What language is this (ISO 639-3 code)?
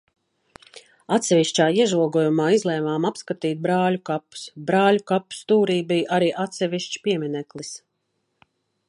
lav